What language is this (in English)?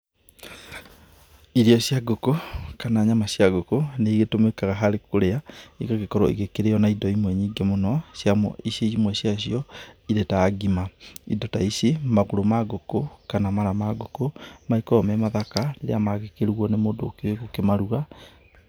Kikuyu